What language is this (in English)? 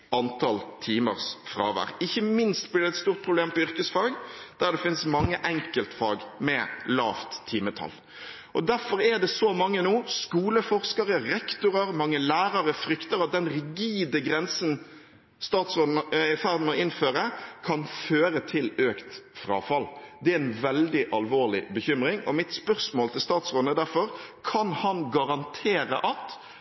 Norwegian Bokmål